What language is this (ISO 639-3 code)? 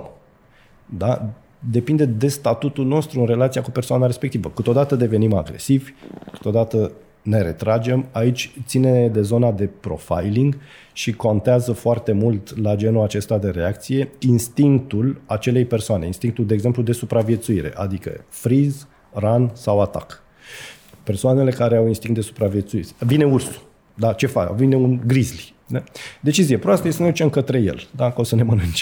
ron